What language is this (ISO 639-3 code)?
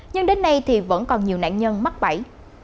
vie